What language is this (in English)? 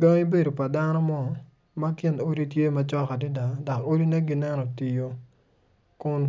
Acoli